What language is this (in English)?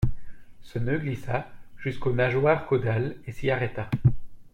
French